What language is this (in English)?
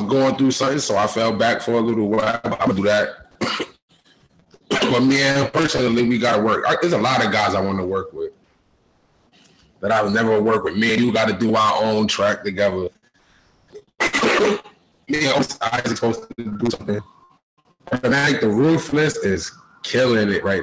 English